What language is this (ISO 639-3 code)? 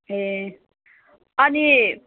nep